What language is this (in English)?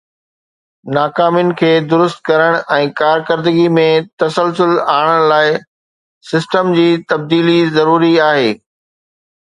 Sindhi